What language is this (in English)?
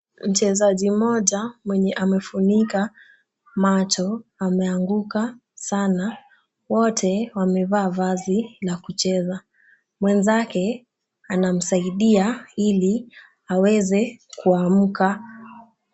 Swahili